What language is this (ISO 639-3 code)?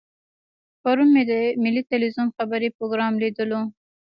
pus